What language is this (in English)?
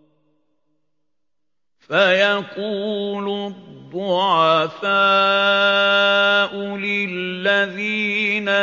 Arabic